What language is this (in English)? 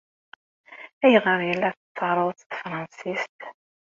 Kabyle